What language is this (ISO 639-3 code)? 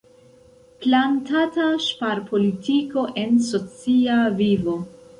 epo